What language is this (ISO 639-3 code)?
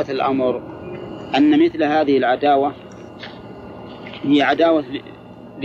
ara